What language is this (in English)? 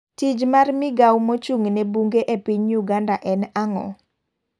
Luo (Kenya and Tanzania)